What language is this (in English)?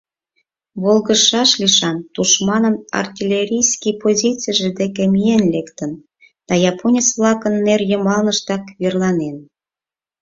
Mari